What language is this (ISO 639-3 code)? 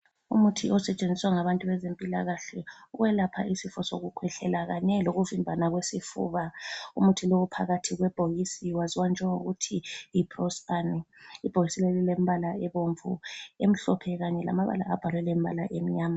nde